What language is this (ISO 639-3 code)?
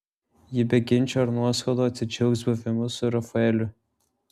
lit